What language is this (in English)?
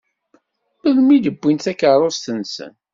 Kabyle